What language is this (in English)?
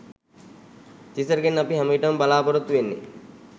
Sinhala